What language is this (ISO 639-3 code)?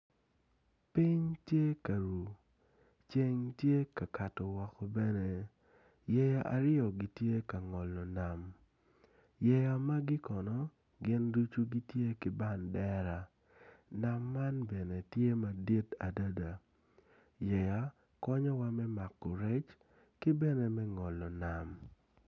ach